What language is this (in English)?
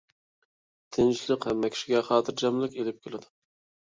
Uyghur